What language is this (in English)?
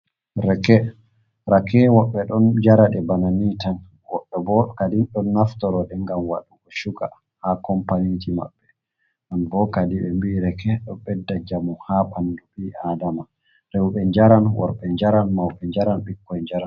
Fula